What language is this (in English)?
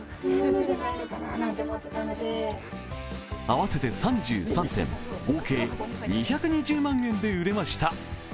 Japanese